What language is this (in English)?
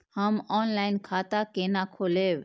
Maithili